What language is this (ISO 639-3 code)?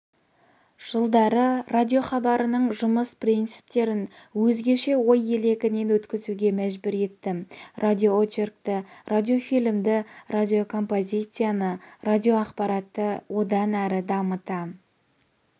kaz